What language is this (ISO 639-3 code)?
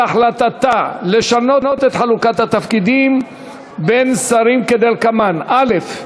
heb